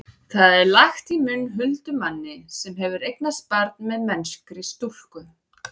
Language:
Icelandic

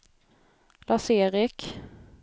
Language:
Swedish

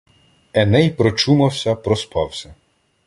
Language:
Ukrainian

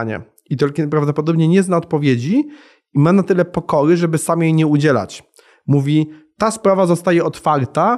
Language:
Polish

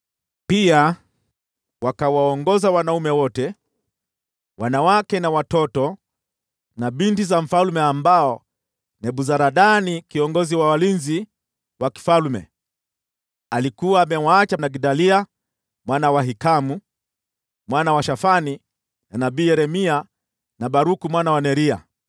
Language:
Swahili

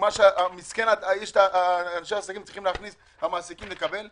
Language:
Hebrew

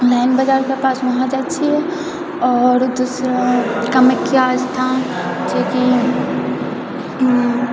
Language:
Maithili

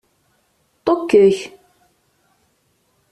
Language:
Kabyle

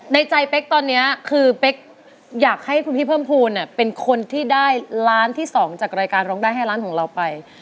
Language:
Thai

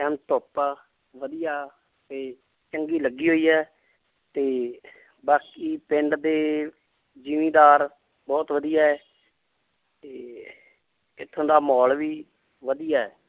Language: Punjabi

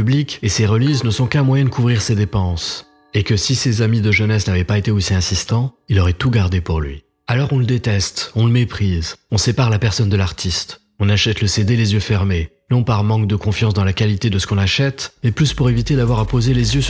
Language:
French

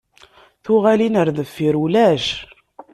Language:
Kabyle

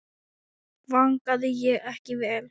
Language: Icelandic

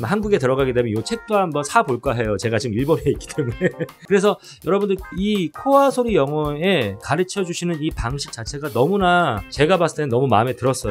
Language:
Korean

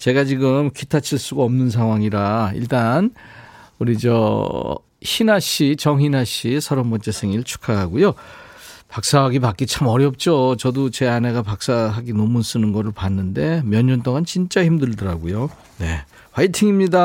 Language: Korean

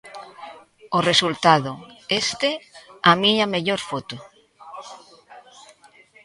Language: Galician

